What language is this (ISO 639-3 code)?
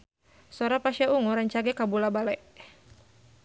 sun